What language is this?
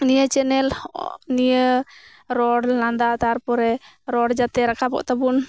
Santali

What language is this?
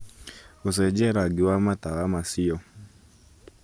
Kikuyu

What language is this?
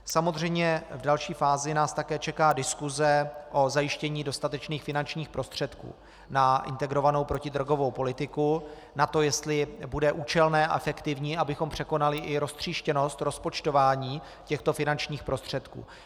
Czech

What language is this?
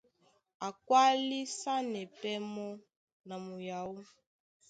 Duala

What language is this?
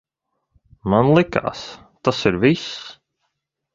Latvian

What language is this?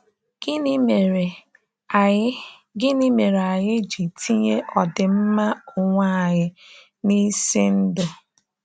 Igbo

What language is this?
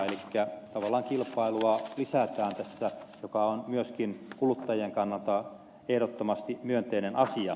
Finnish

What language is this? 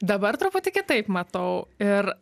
Lithuanian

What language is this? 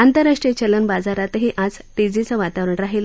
Marathi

